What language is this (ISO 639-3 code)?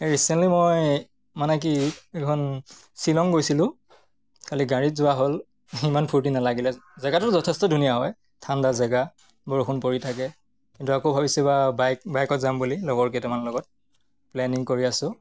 asm